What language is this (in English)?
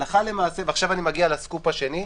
Hebrew